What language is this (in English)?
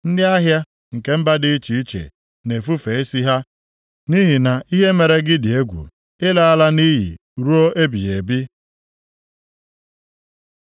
Igbo